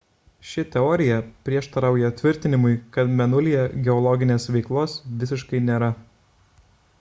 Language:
Lithuanian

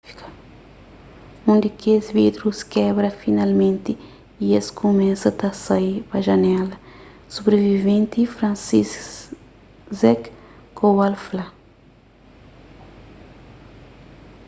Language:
Kabuverdianu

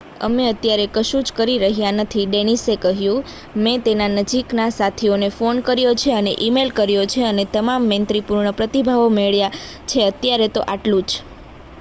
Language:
Gujarati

